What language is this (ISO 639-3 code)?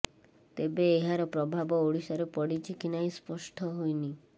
ori